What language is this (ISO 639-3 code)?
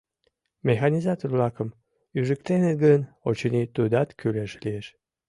chm